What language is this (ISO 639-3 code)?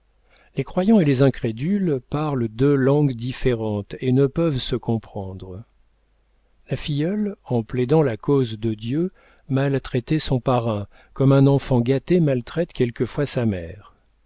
fra